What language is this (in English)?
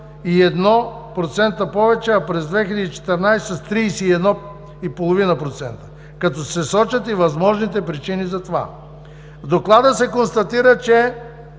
Bulgarian